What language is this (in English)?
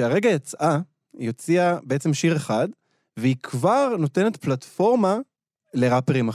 Hebrew